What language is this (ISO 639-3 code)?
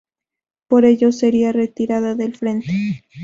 spa